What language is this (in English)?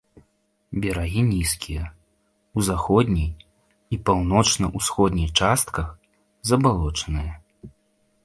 Belarusian